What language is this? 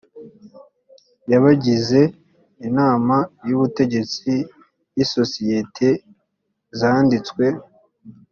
Kinyarwanda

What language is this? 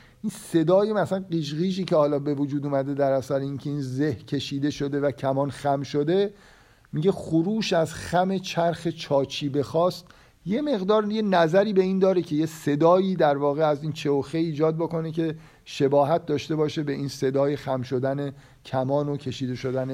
Persian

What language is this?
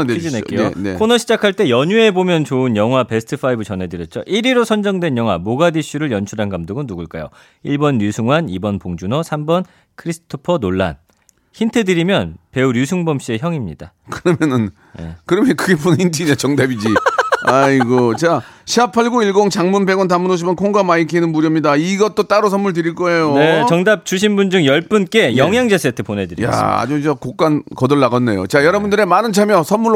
Korean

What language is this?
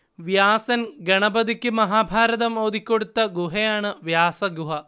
Malayalam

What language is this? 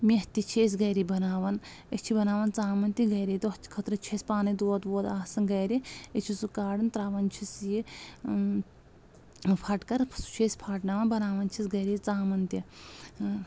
Kashmiri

